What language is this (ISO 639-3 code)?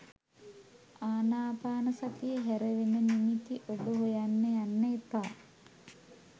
sin